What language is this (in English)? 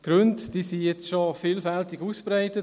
Swiss German